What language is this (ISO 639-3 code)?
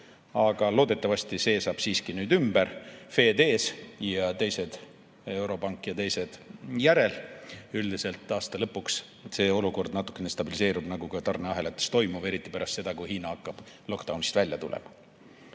est